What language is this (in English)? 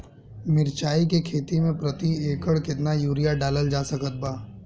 Bhojpuri